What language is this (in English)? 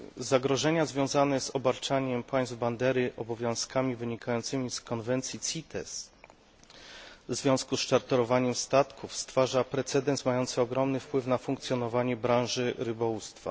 Polish